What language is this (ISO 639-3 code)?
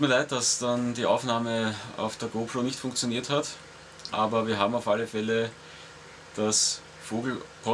deu